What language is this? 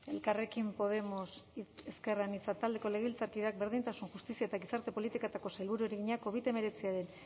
Basque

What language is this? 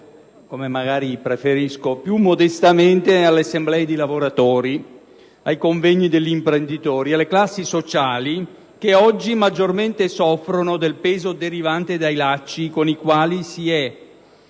Italian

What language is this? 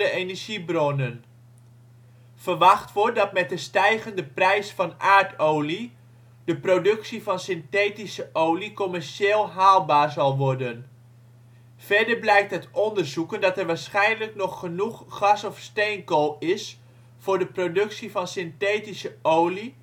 Dutch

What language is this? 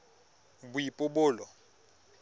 Tswana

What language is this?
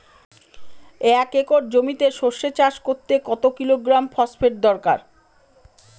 Bangla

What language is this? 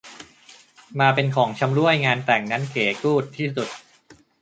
Thai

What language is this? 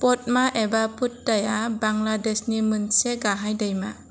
Bodo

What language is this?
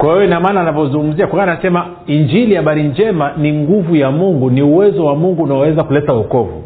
Swahili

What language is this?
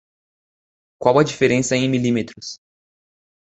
Portuguese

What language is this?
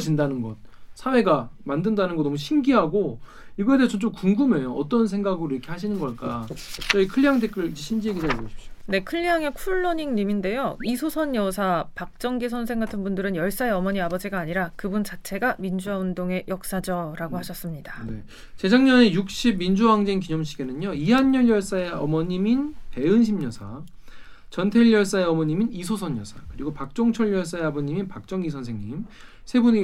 Korean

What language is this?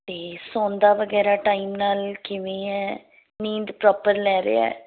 Punjabi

